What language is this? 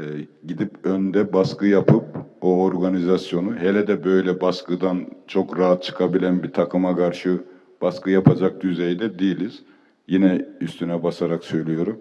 Turkish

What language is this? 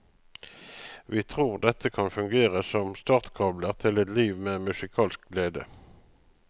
Norwegian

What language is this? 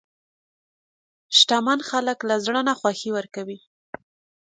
Pashto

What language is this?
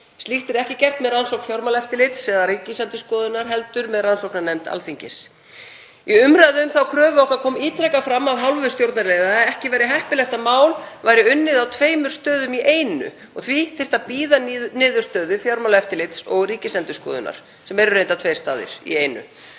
Icelandic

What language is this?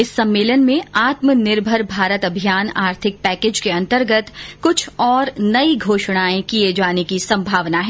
Hindi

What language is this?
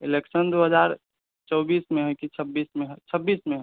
Maithili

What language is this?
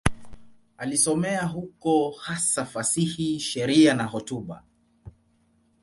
Swahili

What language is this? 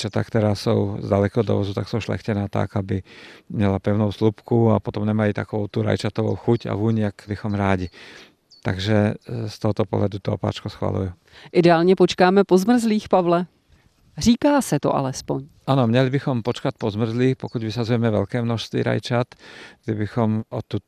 Czech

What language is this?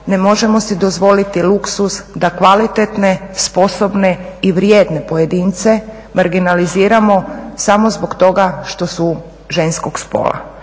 Croatian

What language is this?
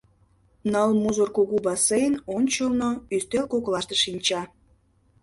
Mari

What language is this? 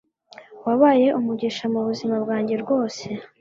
Kinyarwanda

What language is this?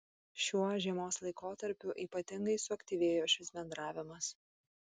Lithuanian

